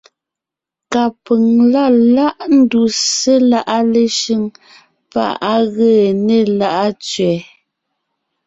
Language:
Ngiemboon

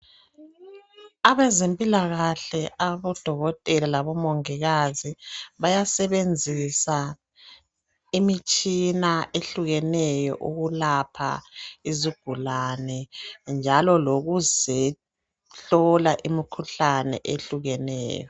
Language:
North Ndebele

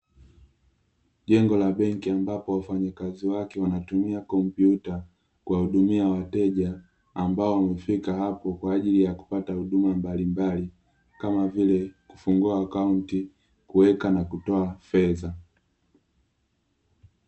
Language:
Swahili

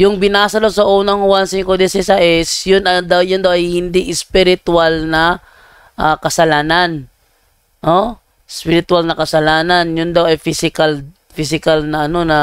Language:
Filipino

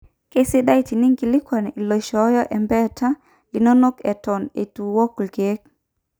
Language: Masai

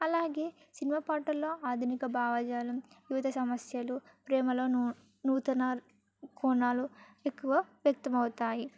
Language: Telugu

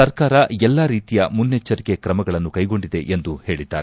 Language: Kannada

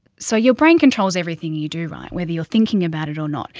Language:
English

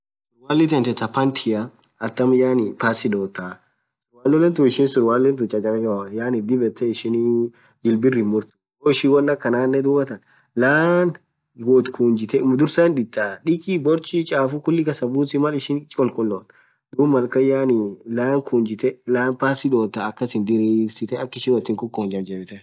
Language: Orma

